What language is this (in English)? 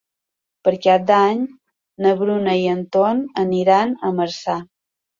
Catalan